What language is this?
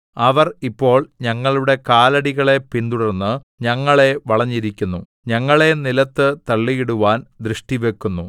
Malayalam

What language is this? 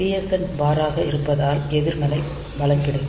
Tamil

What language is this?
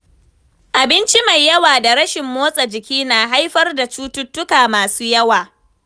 Hausa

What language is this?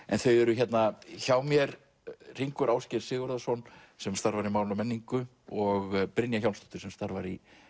Icelandic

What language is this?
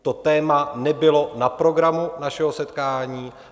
Czech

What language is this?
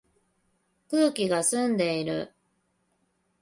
Japanese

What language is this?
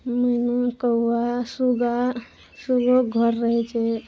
Maithili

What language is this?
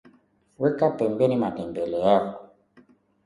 Swahili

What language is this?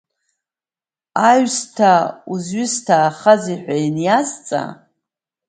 Abkhazian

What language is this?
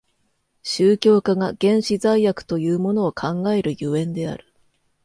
Japanese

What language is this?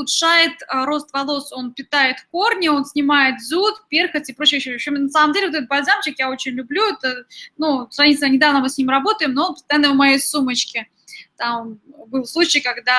Russian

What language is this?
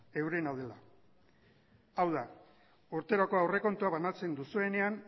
Basque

